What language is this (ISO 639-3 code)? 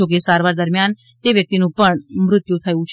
guj